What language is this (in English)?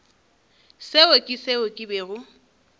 Northern Sotho